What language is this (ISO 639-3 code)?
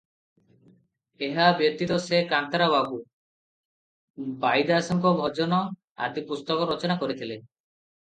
ori